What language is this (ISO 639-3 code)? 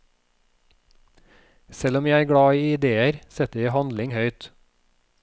nor